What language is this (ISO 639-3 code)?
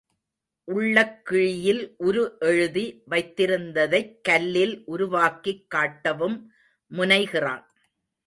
tam